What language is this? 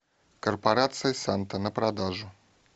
Russian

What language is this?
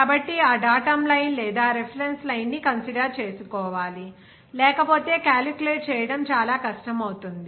Telugu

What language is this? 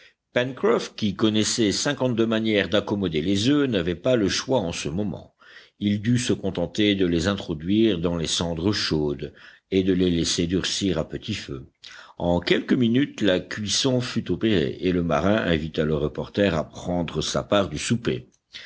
French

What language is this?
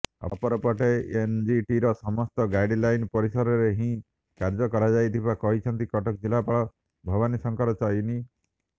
Odia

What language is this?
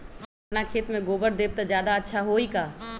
Magahi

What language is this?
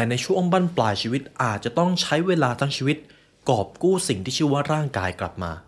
Thai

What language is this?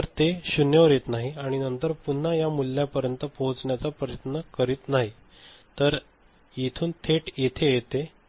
Marathi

